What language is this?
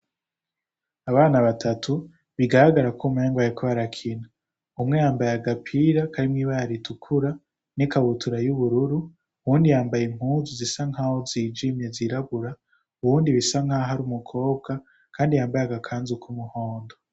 Rundi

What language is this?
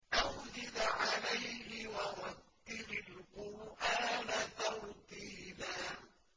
Arabic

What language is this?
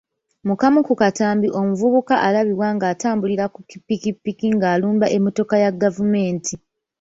Ganda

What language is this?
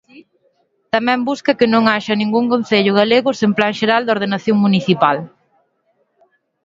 Galician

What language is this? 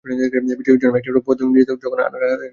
Bangla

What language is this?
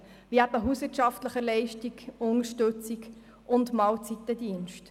Swiss German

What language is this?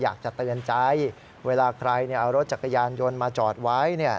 Thai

